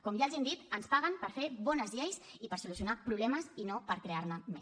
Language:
Catalan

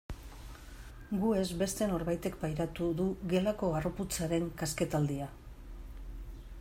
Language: Basque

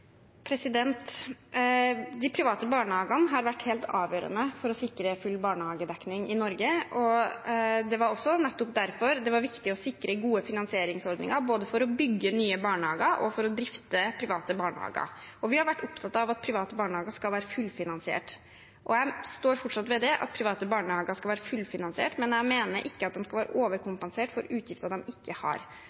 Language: Norwegian Bokmål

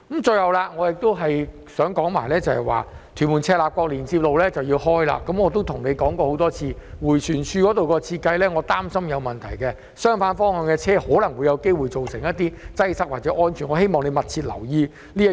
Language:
Cantonese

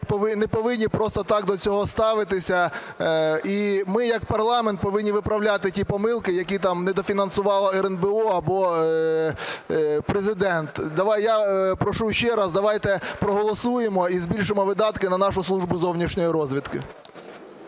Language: Ukrainian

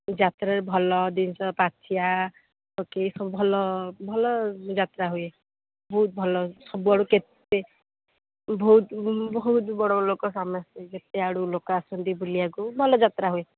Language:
Odia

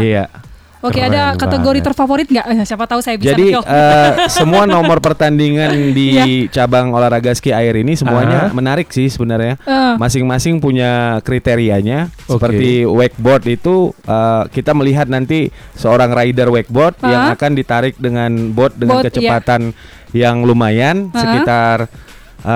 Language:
Indonesian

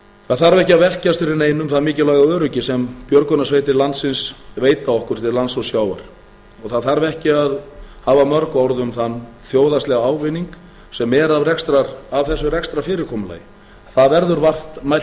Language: Icelandic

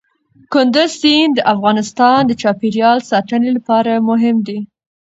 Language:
Pashto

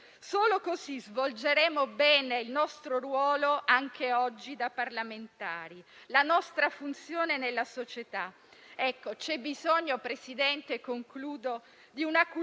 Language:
Italian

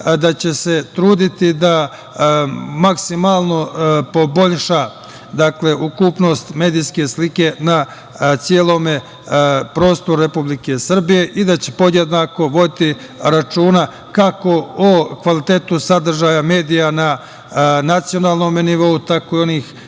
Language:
Serbian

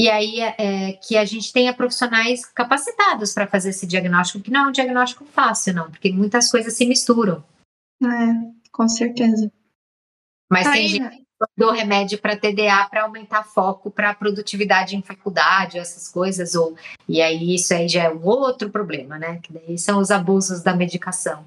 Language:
Portuguese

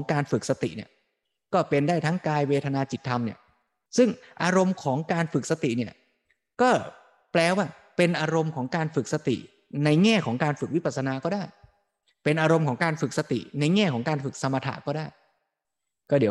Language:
Thai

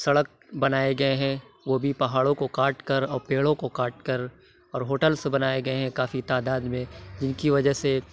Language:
Urdu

